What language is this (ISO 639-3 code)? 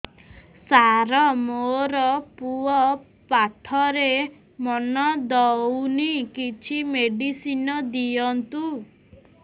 ori